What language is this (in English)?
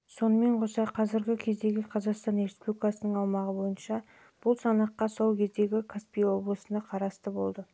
Kazakh